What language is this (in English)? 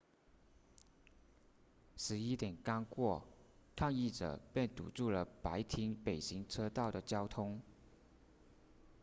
Chinese